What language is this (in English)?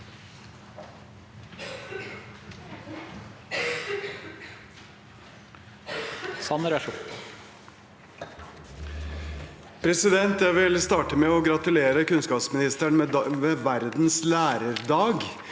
Norwegian